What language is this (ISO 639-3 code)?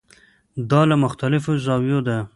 pus